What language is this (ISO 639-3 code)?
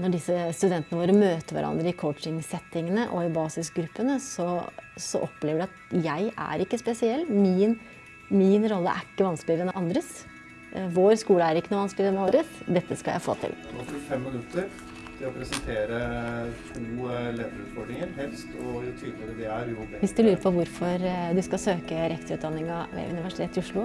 nor